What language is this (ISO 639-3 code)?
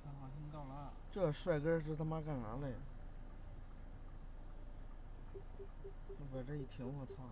zho